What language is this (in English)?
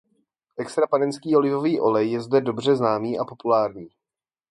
Czech